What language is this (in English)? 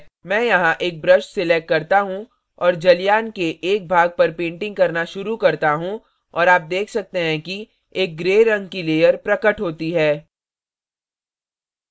Hindi